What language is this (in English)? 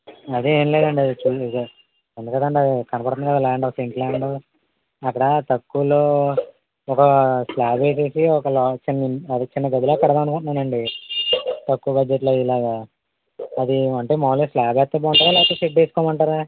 Telugu